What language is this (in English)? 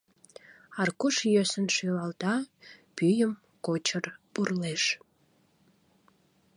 Mari